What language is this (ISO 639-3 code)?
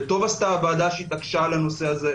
heb